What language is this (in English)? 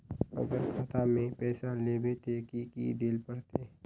Magahi